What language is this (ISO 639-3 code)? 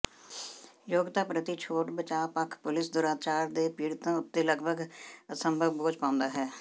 pan